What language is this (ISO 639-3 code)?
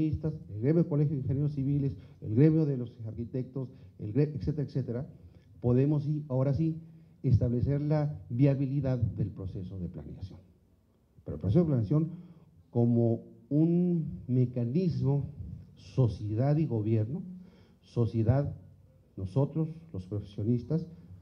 spa